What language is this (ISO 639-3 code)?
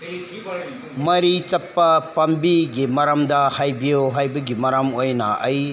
mni